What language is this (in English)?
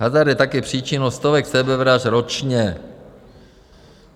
Czech